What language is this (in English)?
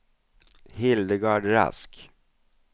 Swedish